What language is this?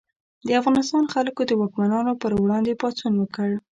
Pashto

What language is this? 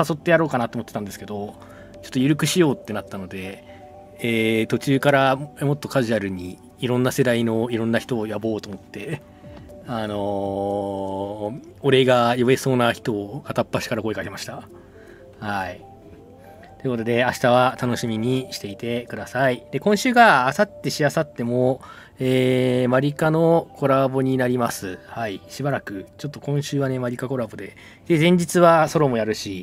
Japanese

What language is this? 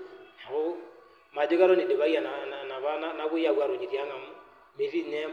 Masai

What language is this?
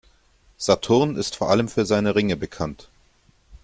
German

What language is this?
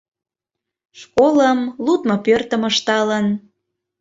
Mari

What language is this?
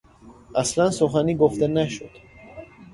Persian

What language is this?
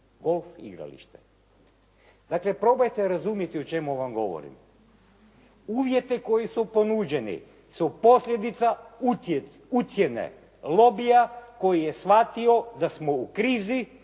Croatian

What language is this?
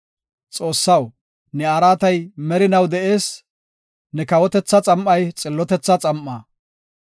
Gofa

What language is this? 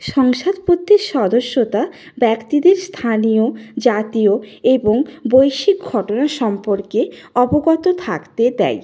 Bangla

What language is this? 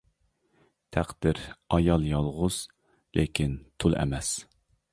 Uyghur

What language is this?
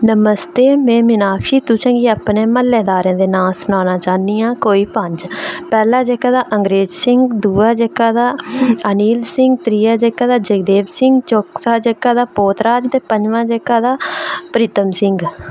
Dogri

